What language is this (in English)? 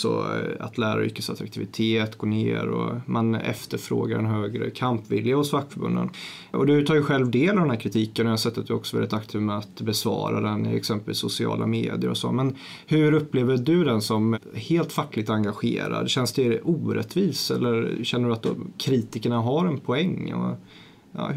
Swedish